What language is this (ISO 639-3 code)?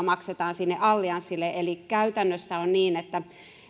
fin